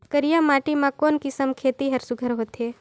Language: Chhattisgarhi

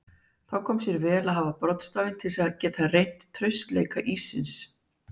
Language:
Icelandic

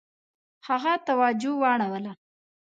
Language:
Pashto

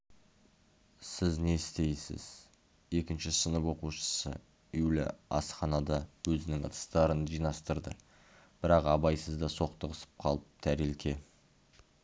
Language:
Kazakh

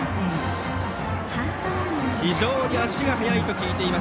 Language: Japanese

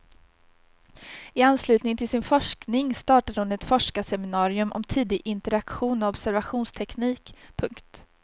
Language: Swedish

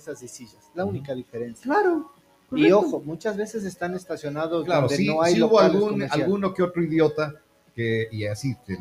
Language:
Spanish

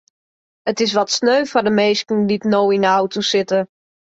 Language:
Western Frisian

